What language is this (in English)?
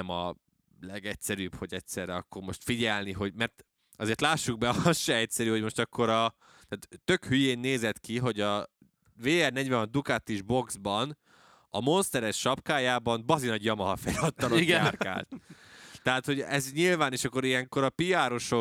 Hungarian